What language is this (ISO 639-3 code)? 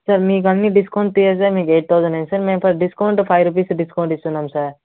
tel